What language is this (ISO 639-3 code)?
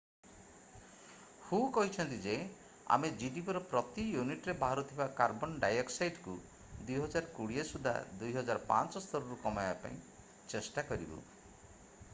ori